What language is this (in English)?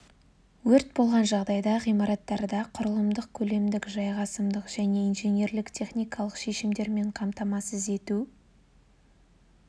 Kazakh